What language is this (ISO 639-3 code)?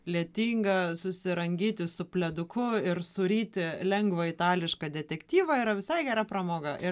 lit